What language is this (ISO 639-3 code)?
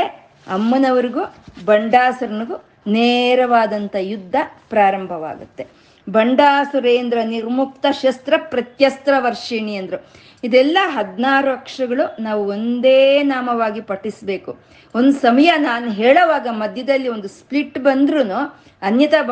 kan